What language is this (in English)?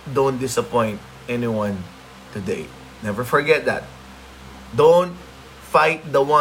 Filipino